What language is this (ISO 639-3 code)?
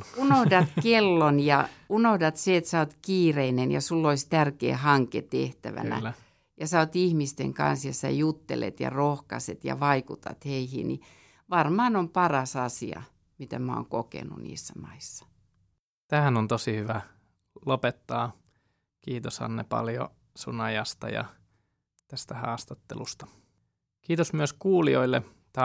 fin